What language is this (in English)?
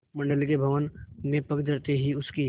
Hindi